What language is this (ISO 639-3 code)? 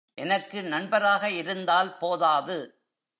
tam